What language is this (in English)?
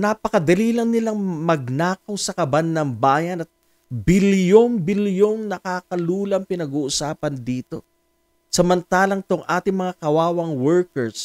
Filipino